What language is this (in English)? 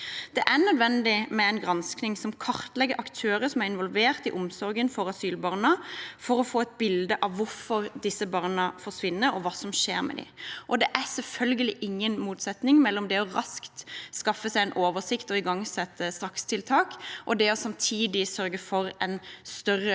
Norwegian